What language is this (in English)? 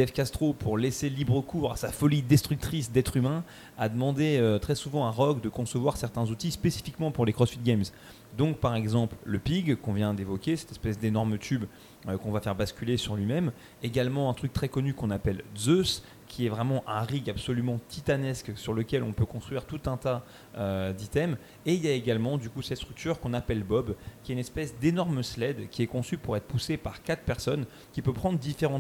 French